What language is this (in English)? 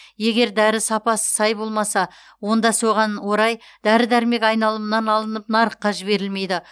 Kazakh